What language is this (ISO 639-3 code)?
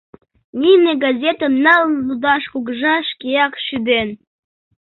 chm